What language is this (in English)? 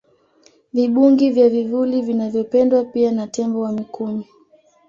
Swahili